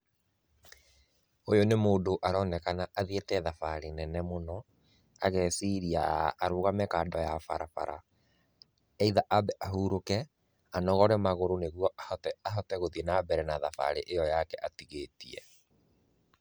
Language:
Kikuyu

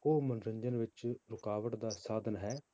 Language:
Punjabi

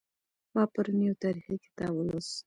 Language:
Pashto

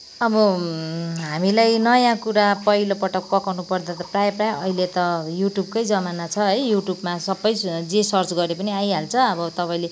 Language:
Nepali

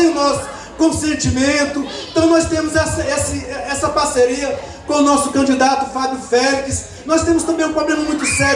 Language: Portuguese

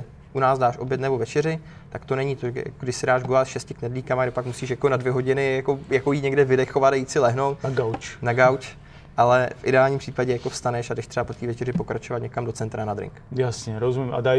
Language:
Czech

